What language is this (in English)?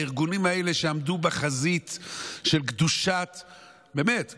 Hebrew